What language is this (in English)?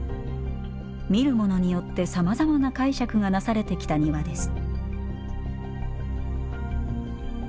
Japanese